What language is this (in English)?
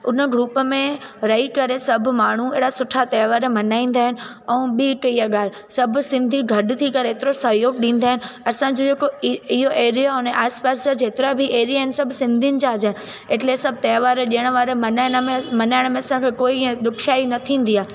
Sindhi